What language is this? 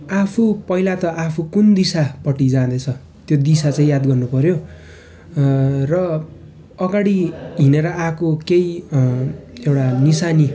Nepali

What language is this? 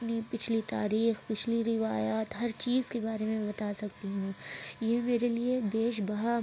Urdu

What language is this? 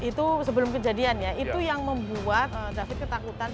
Indonesian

